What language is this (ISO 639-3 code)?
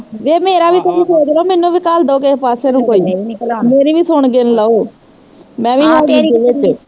pan